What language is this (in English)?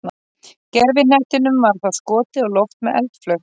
Icelandic